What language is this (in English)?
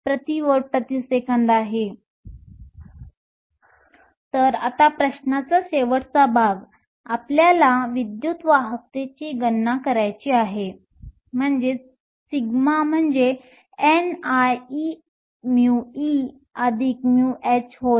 Marathi